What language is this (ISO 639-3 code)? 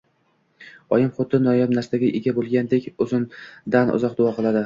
uzb